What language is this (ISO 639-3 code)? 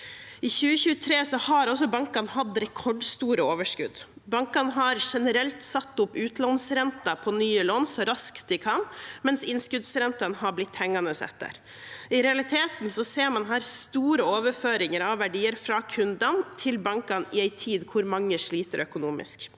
nor